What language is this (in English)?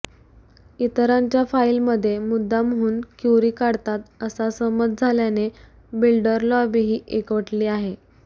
Marathi